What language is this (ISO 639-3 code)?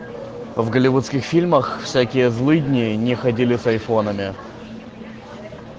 rus